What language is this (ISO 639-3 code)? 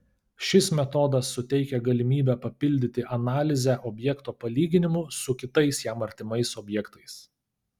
lit